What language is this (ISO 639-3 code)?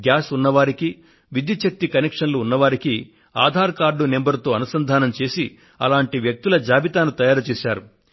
tel